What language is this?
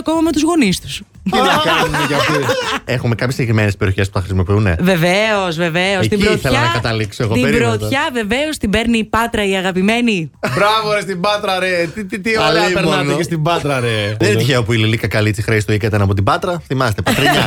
Greek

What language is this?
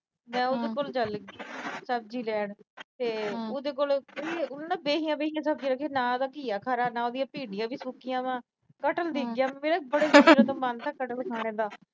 Punjabi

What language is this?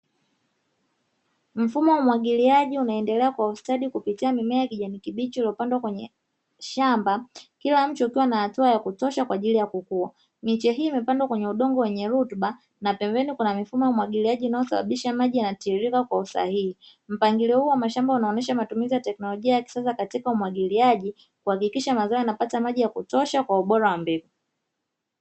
Swahili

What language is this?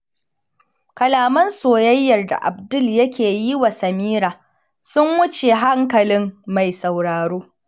Hausa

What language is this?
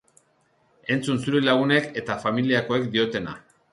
Basque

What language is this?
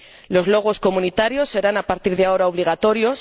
Spanish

